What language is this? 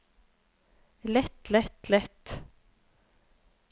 Norwegian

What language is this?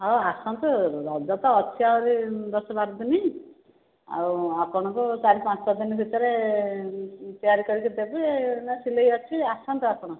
Odia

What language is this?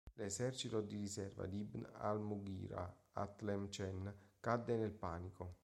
Italian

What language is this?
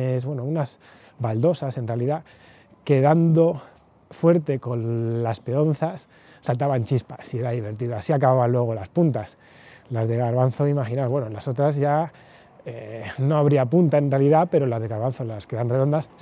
Spanish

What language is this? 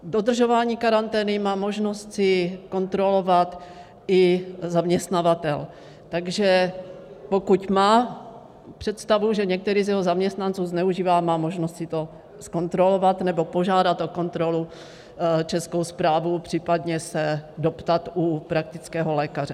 Czech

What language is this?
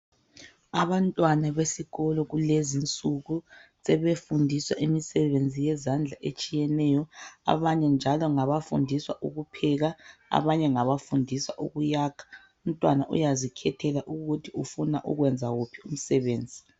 North Ndebele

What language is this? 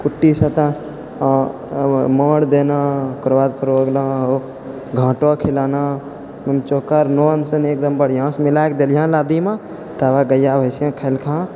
Maithili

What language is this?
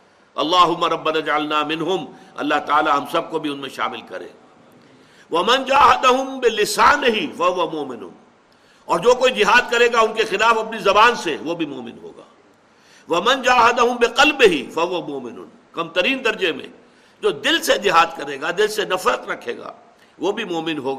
Urdu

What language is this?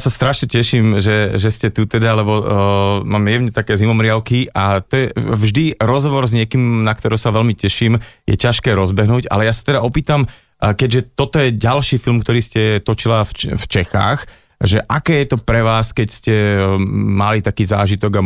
Slovak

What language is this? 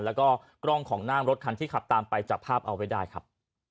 Thai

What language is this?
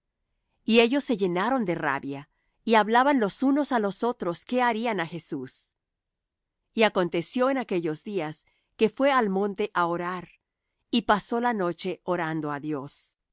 Spanish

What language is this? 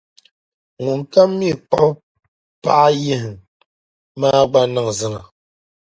Dagbani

